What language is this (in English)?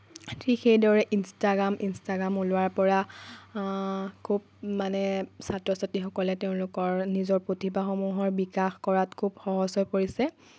Assamese